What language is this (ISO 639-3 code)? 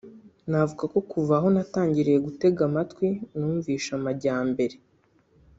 kin